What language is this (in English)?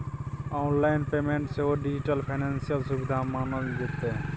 Maithili